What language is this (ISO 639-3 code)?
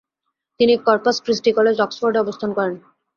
ben